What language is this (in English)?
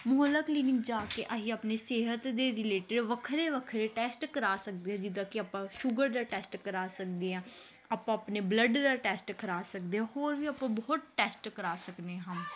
Punjabi